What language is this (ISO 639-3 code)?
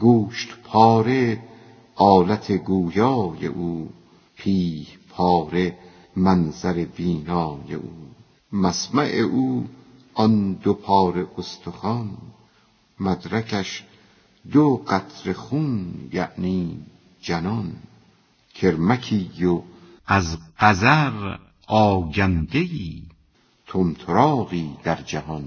fas